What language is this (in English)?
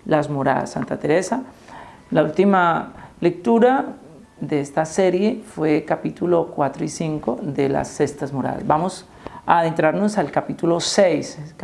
Spanish